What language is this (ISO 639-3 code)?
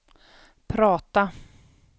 swe